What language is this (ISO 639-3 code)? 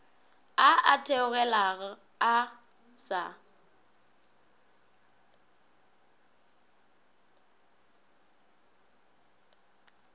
nso